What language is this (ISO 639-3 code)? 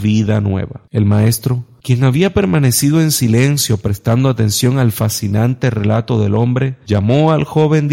spa